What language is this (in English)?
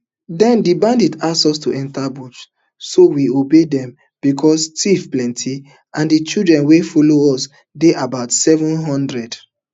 Nigerian Pidgin